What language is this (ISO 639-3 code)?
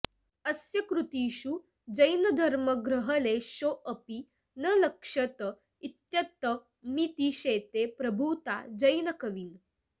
san